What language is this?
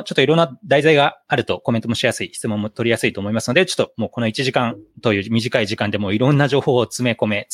Japanese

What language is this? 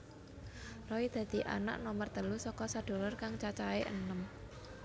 Javanese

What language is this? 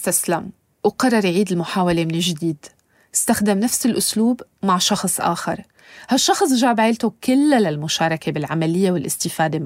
Arabic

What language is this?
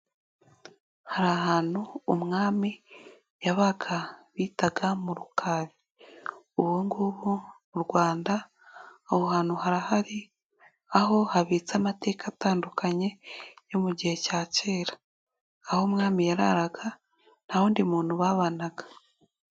Kinyarwanda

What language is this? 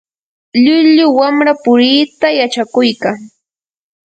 Yanahuanca Pasco Quechua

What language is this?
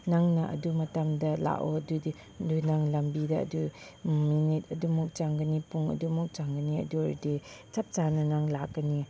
Manipuri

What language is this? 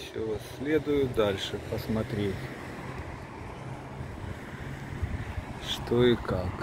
Russian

